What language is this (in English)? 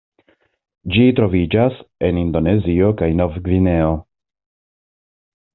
Esperanto